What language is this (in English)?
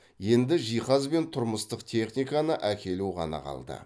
Kazakh